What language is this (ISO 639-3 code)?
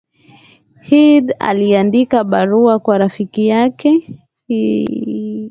swa